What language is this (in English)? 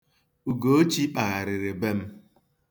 Igbo